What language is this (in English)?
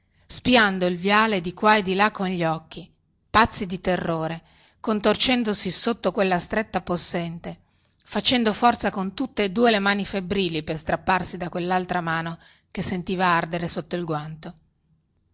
Italian